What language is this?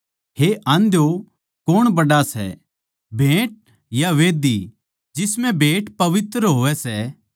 Haryanvi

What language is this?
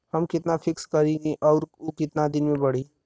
Bhojpuri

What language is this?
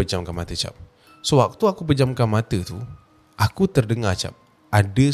Malay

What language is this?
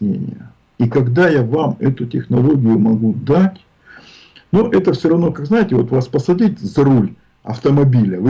Russian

